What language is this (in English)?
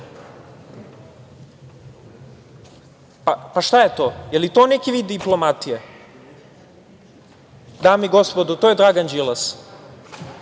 Serbian